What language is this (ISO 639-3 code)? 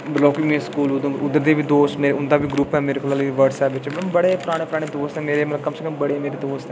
doi